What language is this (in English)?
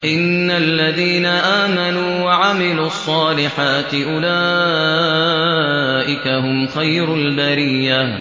Arabic